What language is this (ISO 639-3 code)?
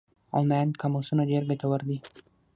pus